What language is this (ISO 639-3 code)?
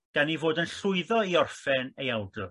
cym